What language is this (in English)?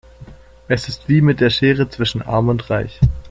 German